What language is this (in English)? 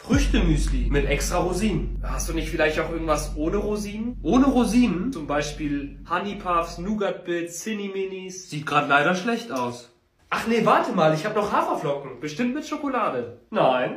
German